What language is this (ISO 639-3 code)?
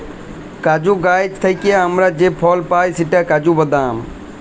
ben